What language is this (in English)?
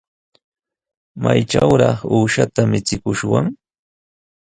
Sihuas Ancash Quechua